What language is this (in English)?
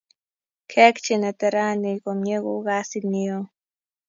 Kalenjin